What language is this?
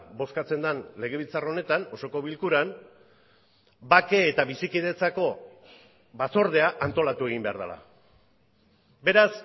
Basque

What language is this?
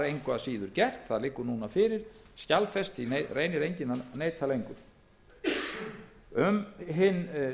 Icelandic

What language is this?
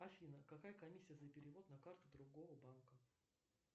Russian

